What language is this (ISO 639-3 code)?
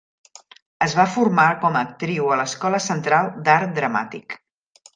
cat